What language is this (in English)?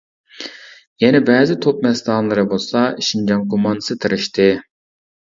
Uyghur